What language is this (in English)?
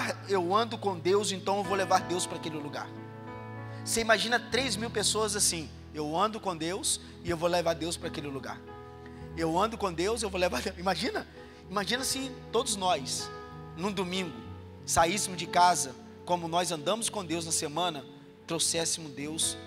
Portuguese